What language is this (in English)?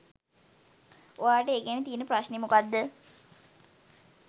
Sinhala